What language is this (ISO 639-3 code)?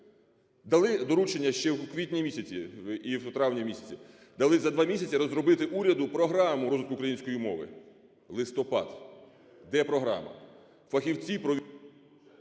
ukr